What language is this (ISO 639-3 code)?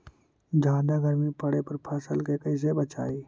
mag